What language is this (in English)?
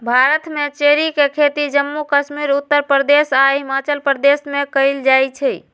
Magahi